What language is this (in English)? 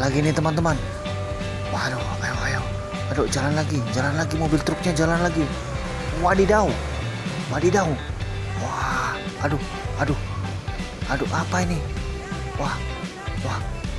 Indonesian